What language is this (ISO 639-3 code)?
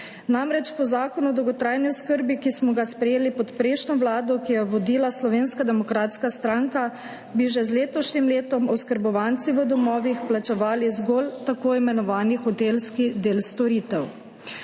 slv